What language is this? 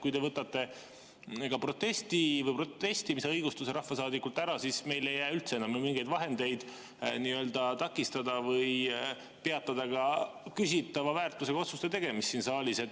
Estonian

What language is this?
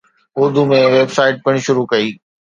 Sindhi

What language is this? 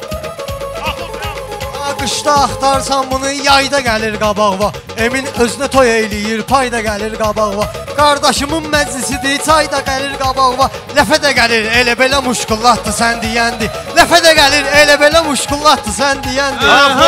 Turkish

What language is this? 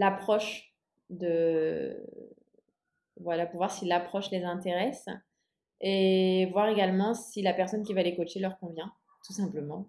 French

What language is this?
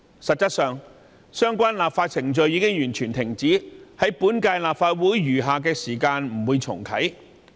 Cantonese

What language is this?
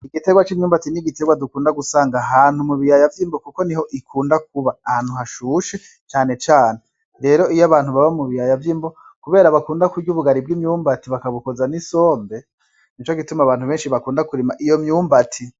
Rundi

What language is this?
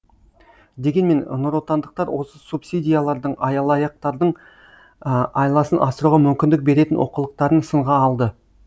Kazakh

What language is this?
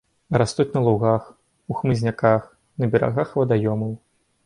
Belarusian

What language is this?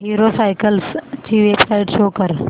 Marathi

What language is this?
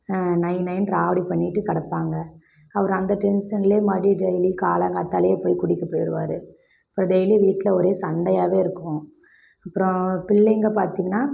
Tamil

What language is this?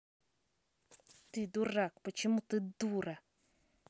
Russian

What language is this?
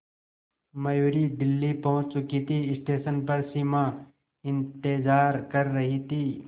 Hindi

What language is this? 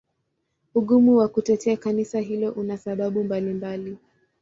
Swahili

